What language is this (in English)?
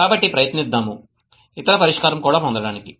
Telugu